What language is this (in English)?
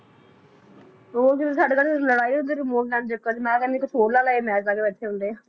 Punjabi